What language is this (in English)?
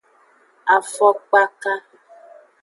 Aja (Benin)